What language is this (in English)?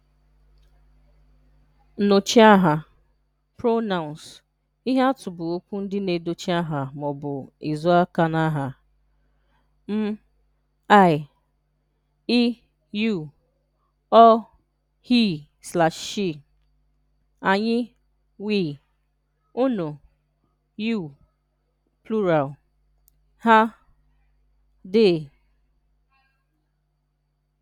Igbo